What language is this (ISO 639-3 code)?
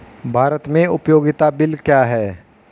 hin